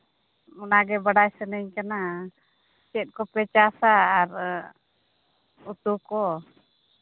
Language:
Santali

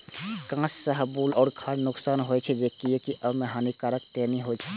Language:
Maithili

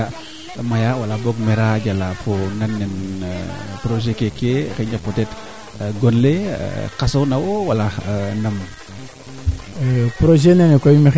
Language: Serer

